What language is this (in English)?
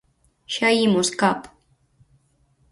Galician